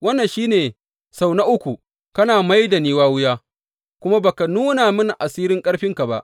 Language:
Hausa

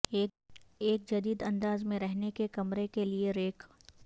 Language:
Urdu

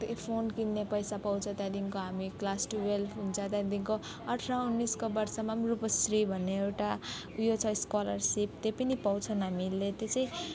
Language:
Nepali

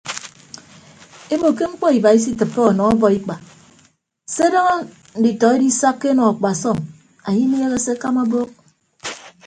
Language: Ibibio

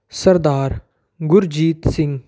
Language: Punjabi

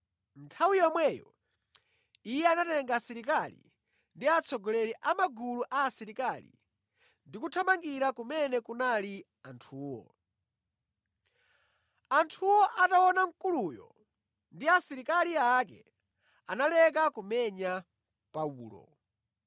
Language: Nyanja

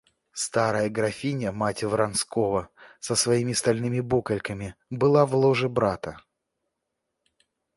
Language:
Russian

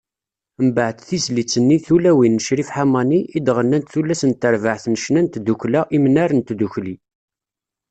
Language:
Kabyle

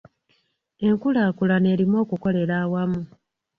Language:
Ganda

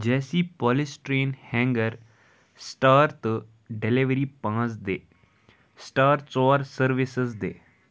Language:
Kashmiri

